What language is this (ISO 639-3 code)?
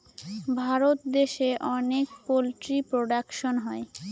ben